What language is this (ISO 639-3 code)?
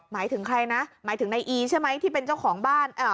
tha